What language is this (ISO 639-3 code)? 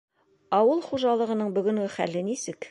bak